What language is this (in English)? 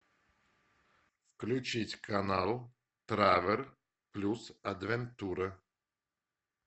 Russian